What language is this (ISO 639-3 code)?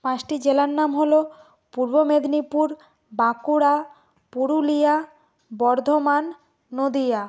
ben